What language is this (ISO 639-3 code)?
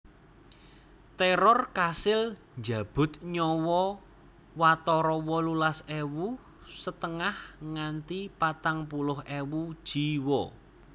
jav